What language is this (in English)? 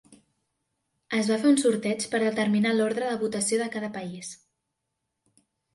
Catalan